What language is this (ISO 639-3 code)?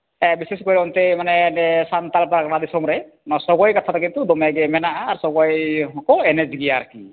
sat